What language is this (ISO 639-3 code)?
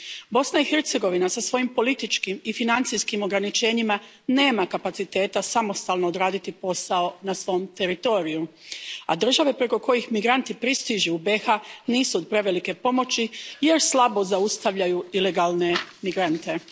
hrv